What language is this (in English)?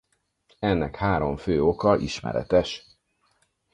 Hungarian